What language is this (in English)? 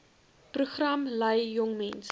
Afrikaans